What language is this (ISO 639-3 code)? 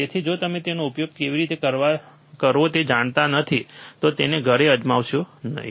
guj